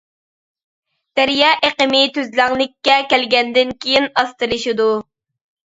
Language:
Uyghur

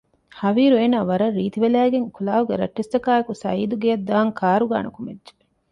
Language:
Divehi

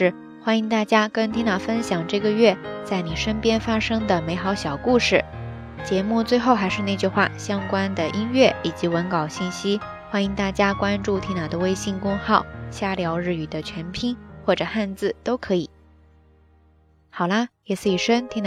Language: Chinese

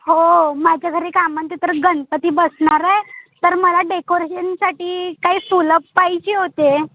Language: Marathi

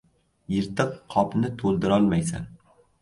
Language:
Uzbek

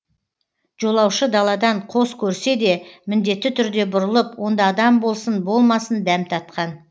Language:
Kazakh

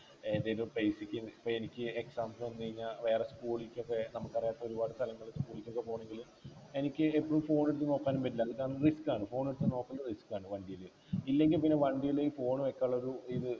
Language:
Malayalam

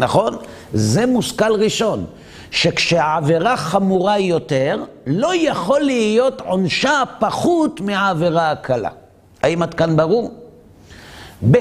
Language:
Hebrew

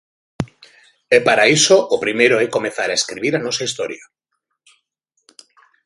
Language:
Galician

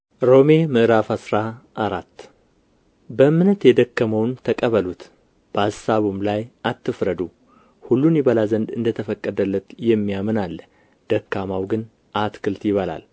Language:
Amharic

